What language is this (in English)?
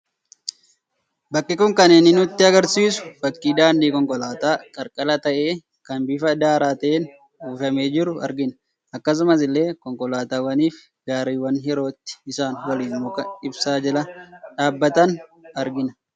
Oromo